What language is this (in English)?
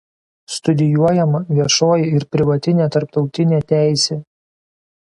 Lithuanian